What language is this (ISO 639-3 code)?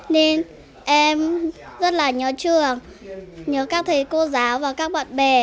vie